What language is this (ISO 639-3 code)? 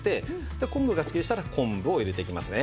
jpn